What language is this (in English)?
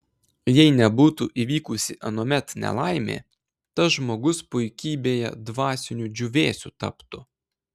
Lithuanian